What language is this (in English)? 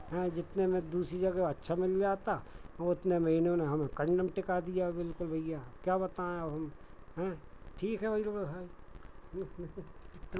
Hindi